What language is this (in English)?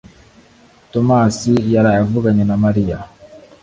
Kinyarwanda